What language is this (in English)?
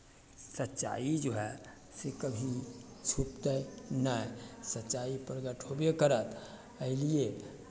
Maithili